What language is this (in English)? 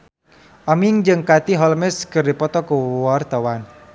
Sundanese